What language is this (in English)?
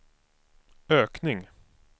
Swedish